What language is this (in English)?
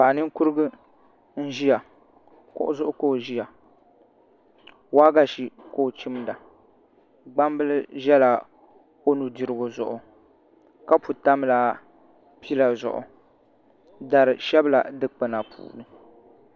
Dagbani